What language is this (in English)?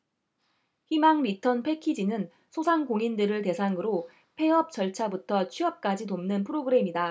Korean